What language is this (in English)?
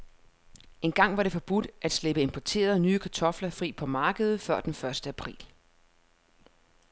Danish